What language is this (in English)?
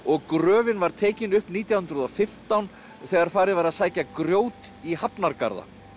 Icelandic